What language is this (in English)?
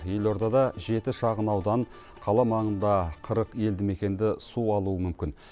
Kazakh